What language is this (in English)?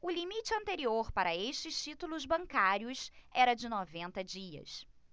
Portuguese